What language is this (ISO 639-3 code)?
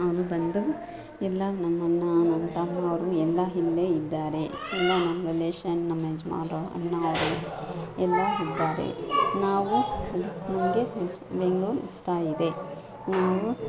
kan